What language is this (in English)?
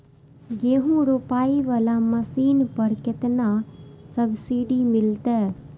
Maithili